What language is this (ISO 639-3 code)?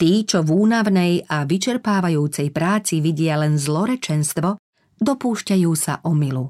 slk